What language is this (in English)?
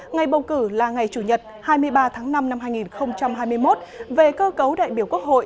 Vietnamese